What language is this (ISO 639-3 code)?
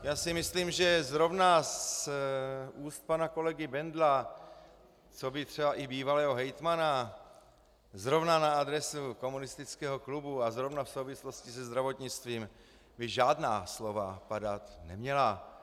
ces